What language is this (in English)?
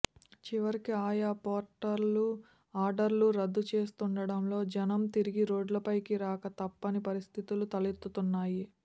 Telugu